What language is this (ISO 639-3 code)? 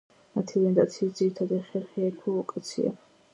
kat